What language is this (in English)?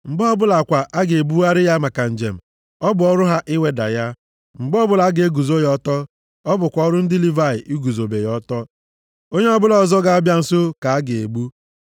Igbo